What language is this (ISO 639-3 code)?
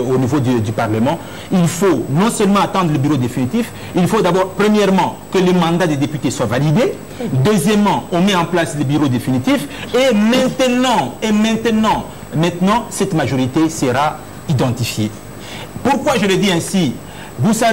fra